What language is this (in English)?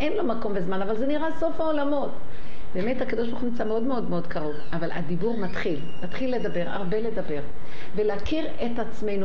Hebrew